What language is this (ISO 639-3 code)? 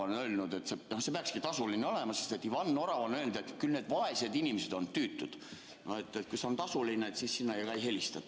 est